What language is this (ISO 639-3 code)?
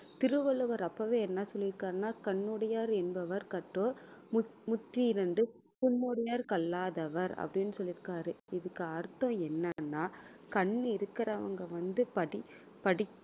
tam